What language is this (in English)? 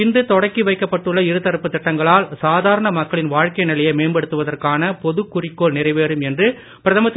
Tamil